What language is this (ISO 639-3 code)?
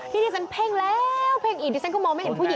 tha